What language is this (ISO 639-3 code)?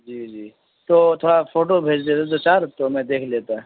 urd